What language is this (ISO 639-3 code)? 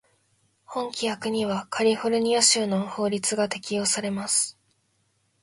jpn